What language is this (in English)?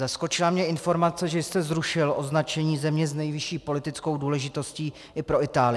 Czech